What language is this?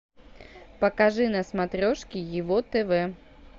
Russian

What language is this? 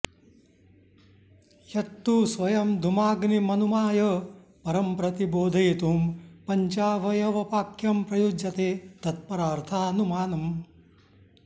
Sanskrit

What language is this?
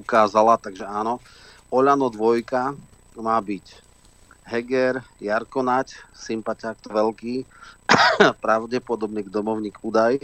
Slovak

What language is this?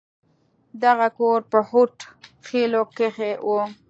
Pashto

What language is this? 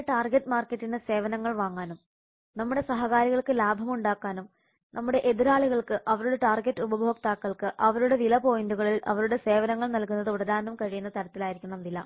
Malayalam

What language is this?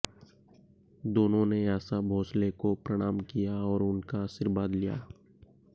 Hindi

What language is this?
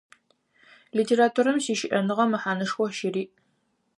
Adyghe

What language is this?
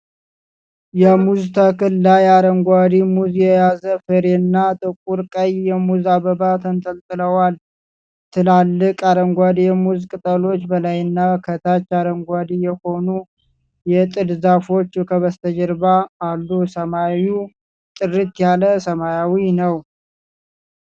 Amharic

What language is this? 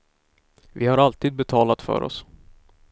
Swedish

